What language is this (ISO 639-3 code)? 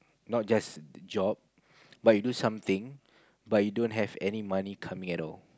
eng